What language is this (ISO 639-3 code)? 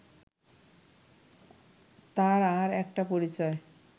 ben